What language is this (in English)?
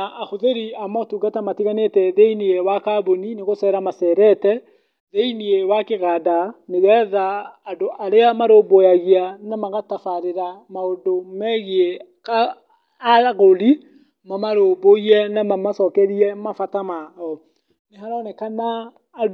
Kikuyu